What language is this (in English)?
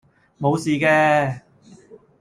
Cantonese